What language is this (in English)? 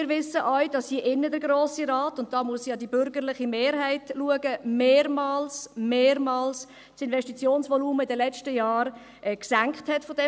Swiss German